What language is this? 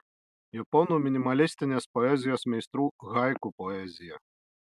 Lithuanian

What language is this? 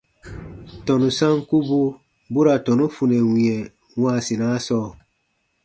Baatonum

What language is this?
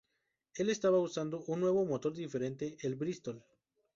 Spanish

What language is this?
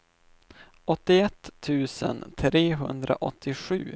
Swedish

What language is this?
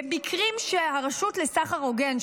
Hebrew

